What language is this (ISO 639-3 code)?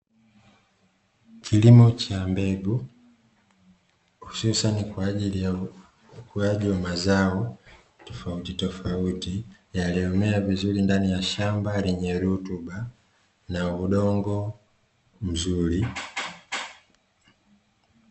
swa